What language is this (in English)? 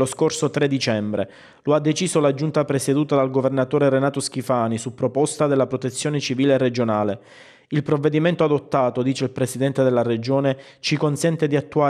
Italian